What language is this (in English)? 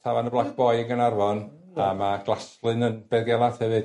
Welsh